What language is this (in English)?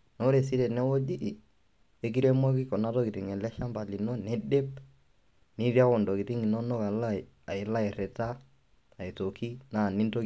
Masai